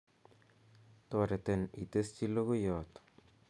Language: Kalenjin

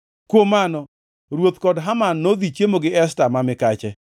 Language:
Luo (Kenya and Tanzania)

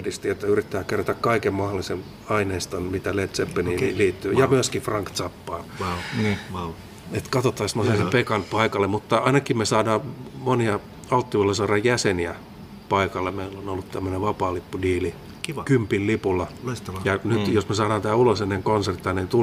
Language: Finnish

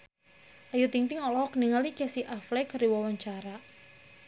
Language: Sundanese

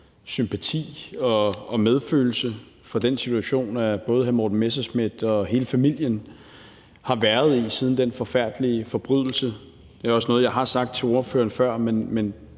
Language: Danish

